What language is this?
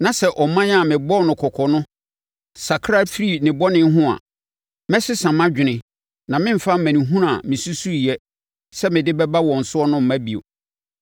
Akan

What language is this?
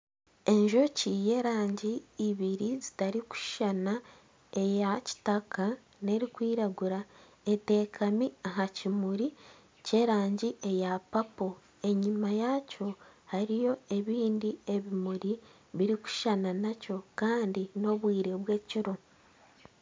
Nyankole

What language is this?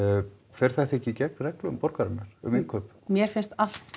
Icelandic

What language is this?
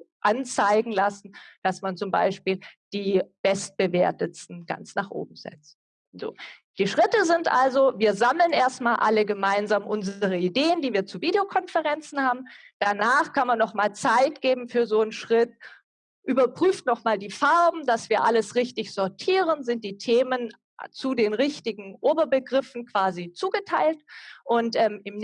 German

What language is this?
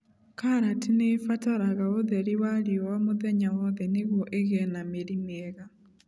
Kikuyu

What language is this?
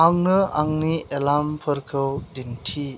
Bodo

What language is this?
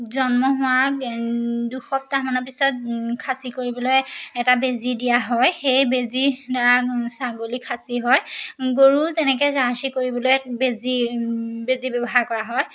Assamese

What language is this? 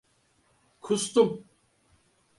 Turkish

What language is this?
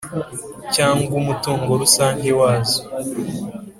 Kinyarwanda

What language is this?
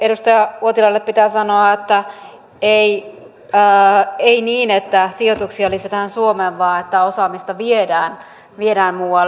Finnish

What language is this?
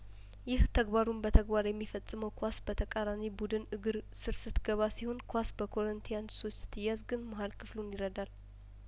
Amharic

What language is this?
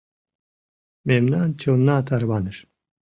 Mari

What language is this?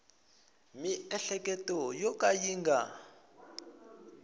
Tsonga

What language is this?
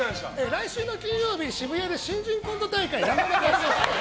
Japanese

